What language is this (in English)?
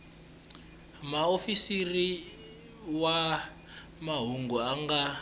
Tsonga